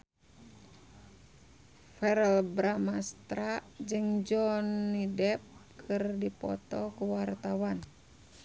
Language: Sundanese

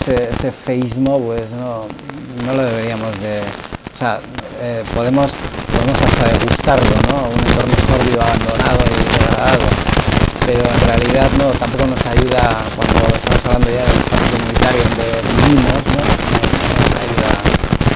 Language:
Spanish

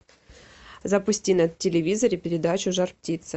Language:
Russian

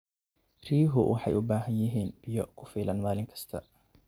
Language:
Somali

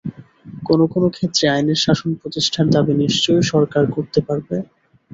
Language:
Bangla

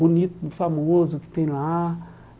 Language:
Portuguese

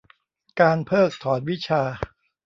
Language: Thai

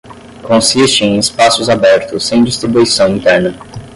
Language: Portuguese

